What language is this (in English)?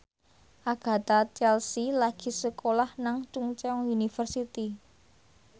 Javanese